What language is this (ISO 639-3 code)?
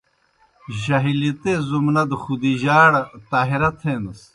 plk